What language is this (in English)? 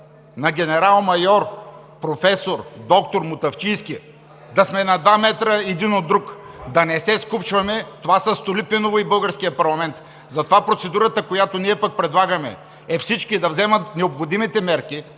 Bulgarian